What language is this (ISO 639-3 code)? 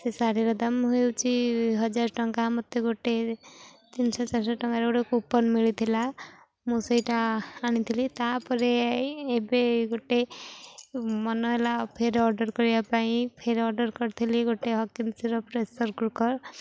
ori